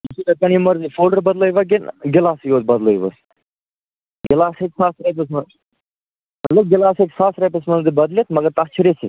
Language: Kashmiri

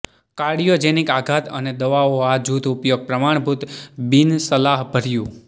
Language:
Gujarati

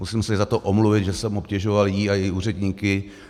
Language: Czech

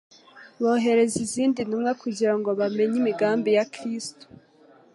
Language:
Kinyarwanda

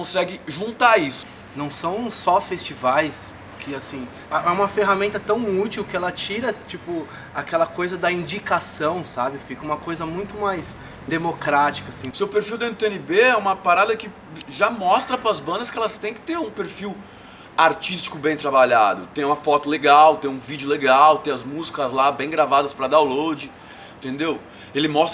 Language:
Portuguese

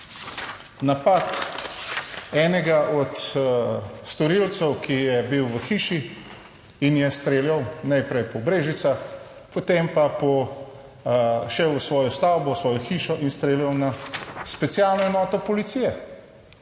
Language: Slovenian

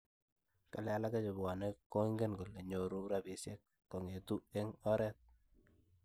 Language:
Kalenjin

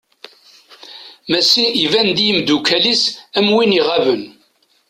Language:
Kabyle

